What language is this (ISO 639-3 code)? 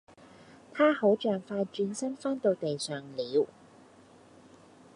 yue